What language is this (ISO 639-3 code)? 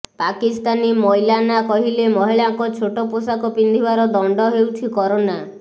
ori